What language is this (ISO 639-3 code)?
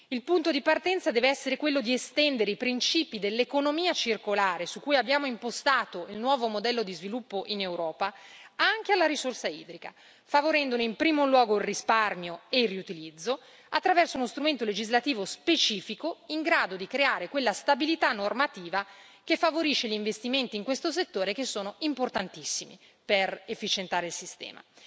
ita